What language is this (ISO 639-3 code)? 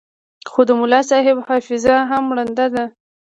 pus